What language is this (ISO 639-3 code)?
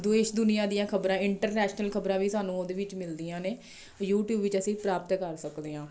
pan